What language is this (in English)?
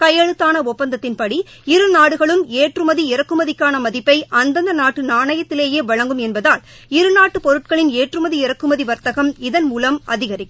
Tamil